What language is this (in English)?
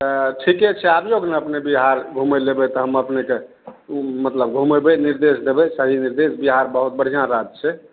Maithili